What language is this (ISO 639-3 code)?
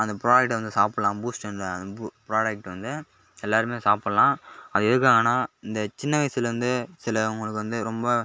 tam